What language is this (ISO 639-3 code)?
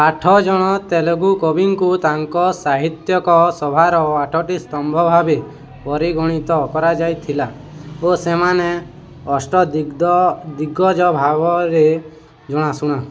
ori